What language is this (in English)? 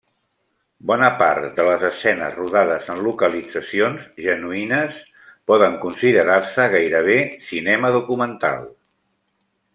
Catalan